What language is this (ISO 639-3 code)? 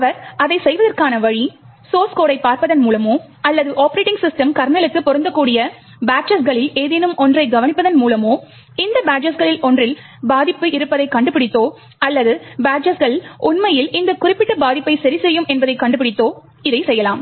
tam